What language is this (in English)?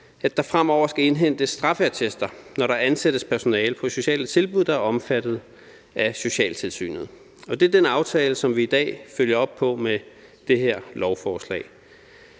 Danish